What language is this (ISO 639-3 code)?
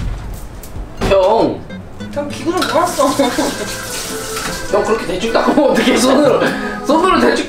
kor